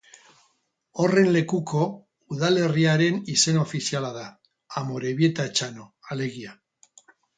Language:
Basque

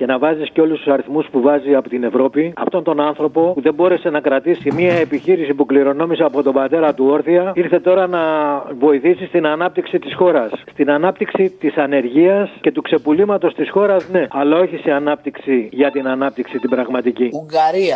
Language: Greek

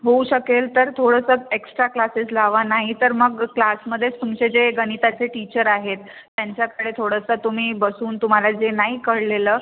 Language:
Marathi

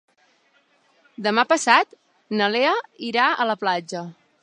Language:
Catalan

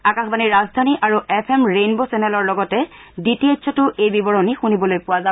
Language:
Assamese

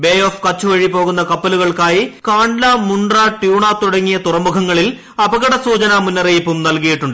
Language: Malayalam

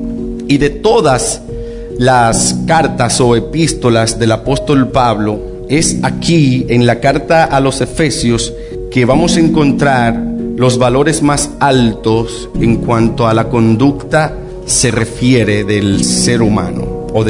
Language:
Spanish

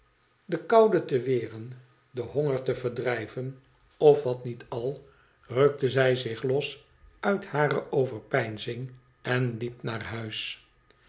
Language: Dutch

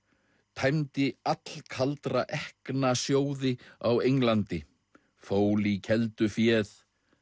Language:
Icelandic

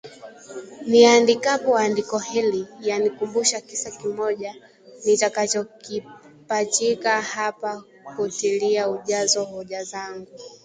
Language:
Swahili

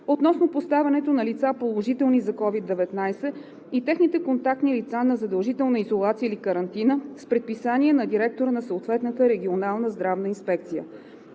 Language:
Bulgarian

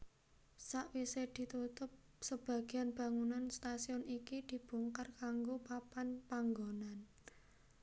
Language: Javanese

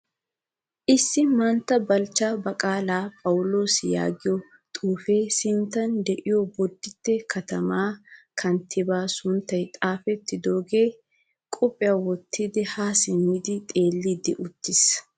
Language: Wolaytta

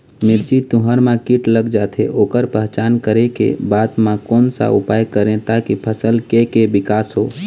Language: Chhattisgarhi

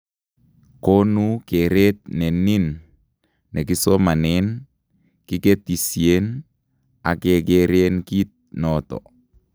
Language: Kalenjin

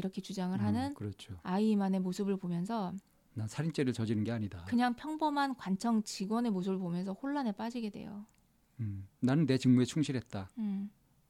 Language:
Korean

